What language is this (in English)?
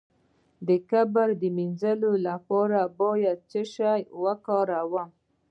Pashto